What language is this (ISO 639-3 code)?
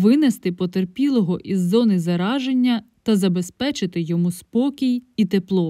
ukr